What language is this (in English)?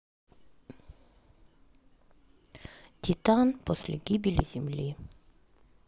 Russian